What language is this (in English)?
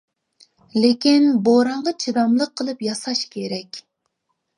Uyghur